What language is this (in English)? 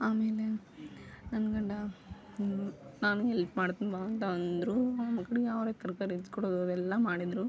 Kannada